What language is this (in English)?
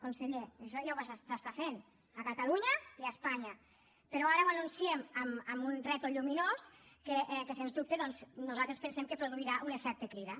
Catalan